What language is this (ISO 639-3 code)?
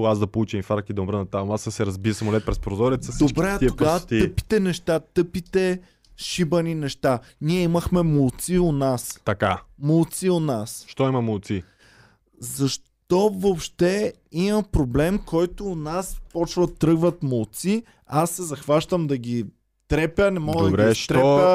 bul